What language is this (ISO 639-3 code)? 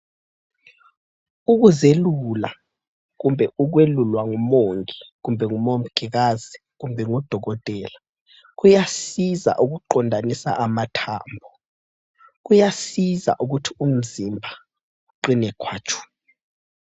nde